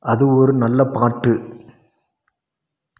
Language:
Tamil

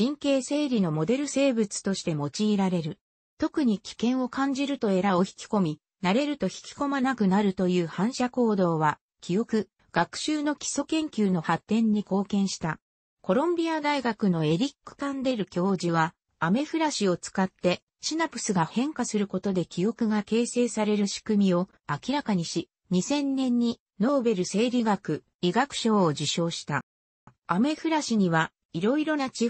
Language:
Japanese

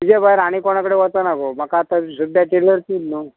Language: Konkani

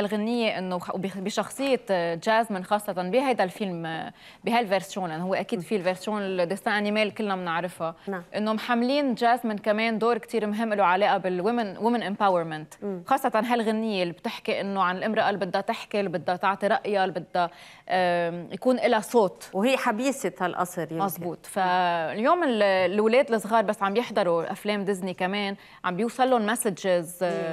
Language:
Arabic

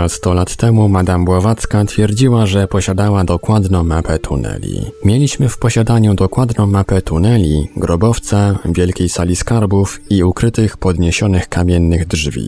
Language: Polish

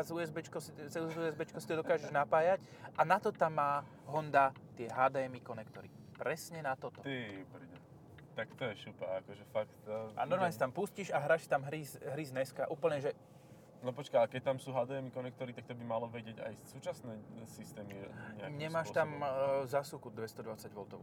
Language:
Slovak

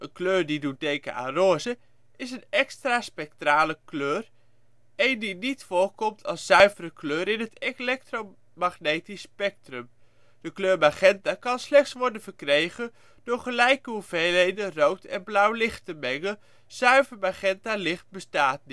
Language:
Dutch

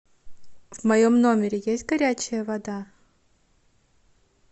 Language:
Russian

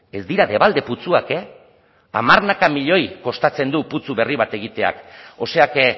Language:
Basque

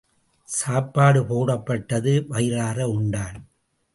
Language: Tamil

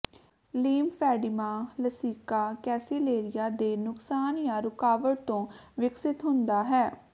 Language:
Punjabi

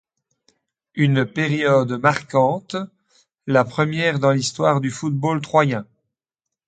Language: French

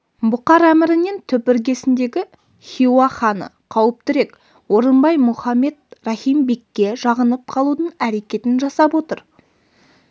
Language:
Kazakh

